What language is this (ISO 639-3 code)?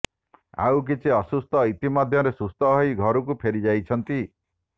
ori